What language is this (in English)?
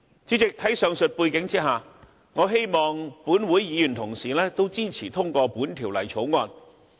Cantonese